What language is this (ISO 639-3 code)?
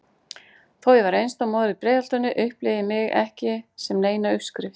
isl